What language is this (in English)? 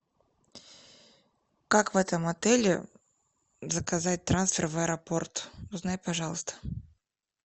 Russian